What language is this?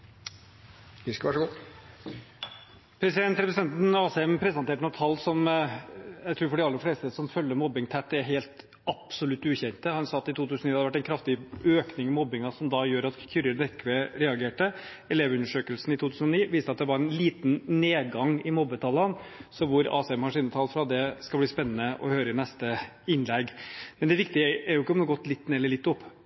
Norwegian Bokmål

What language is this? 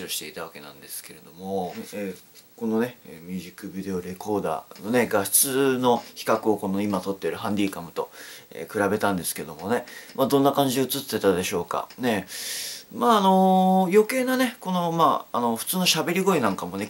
Japanese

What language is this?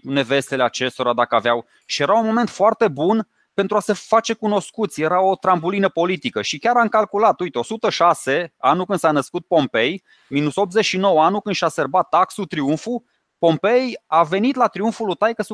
Romanian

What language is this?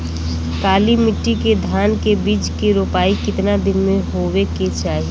Bhojpuri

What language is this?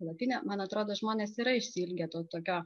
Lithuanian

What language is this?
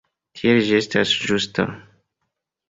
Esperanto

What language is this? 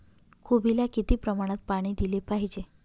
Marathi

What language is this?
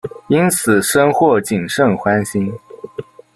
Chinese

